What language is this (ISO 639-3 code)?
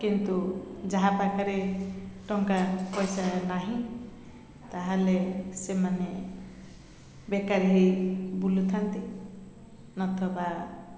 ori